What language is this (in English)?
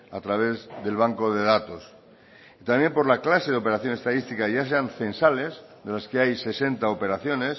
Spanish